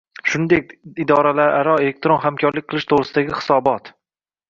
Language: Uzbek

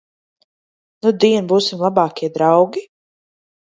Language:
Latvian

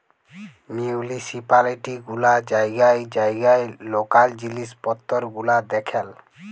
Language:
Bangla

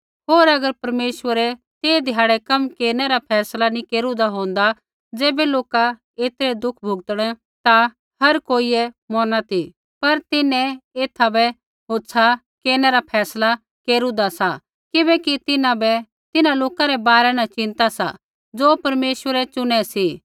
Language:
Kullu Pahari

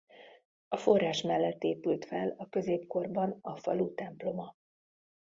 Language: Hungarian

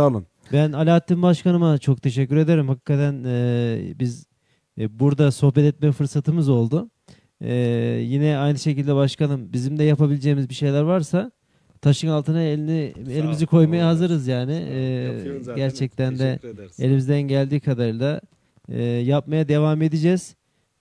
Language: Turkish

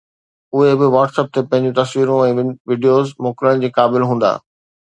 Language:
Sindhi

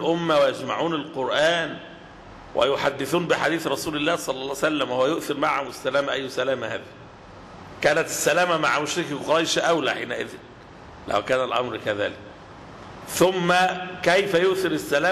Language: Arabic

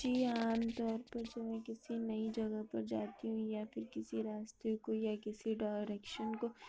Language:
Urdu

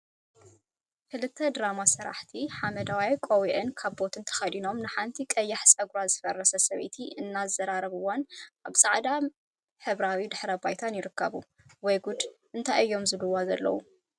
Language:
Tigrinya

